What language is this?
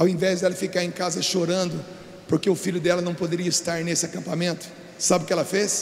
Portuguese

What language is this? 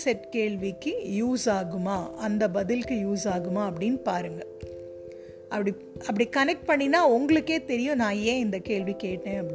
Tamil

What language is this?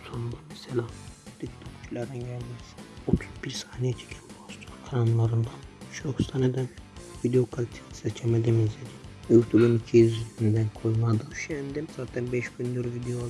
Turkish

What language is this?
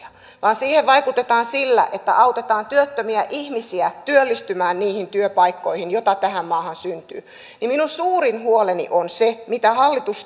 Finnish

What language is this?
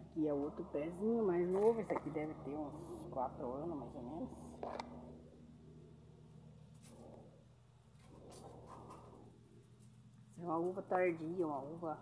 Portuguese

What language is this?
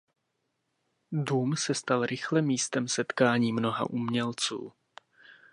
Czech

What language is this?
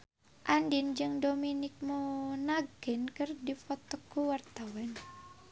Sundanese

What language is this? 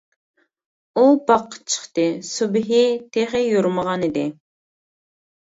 Uyghur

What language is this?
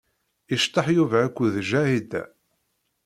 Kabyle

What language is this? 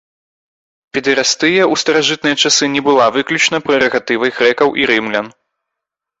Belarusian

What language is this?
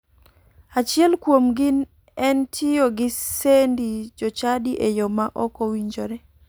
Luo (Kenya and Tanzania)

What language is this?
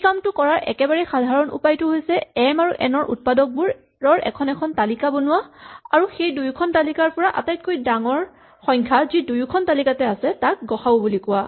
Assamese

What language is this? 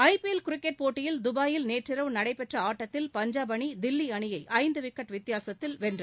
Tamil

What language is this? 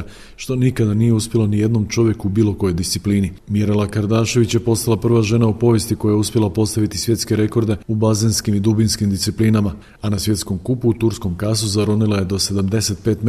Croatian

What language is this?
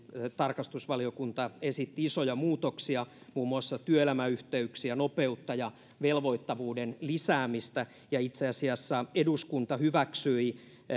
Finnish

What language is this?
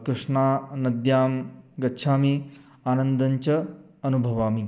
Sanskrit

